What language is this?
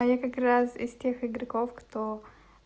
Russian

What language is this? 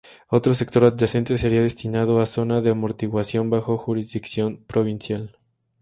Spanish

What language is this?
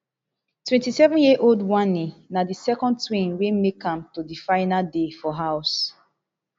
Nigerian Pidgin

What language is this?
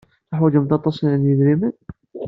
Kabyle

